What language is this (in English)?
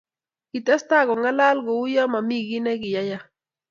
Kalenjin